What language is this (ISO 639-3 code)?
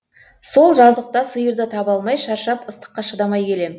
kaz